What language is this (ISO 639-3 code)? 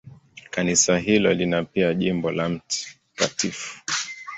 swa